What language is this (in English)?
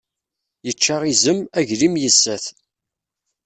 Kabyle